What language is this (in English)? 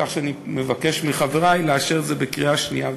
Hebrew